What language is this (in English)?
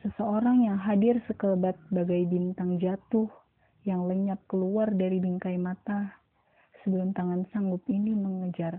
Indonesian